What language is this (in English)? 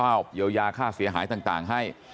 Thai